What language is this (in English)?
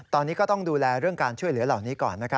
Thai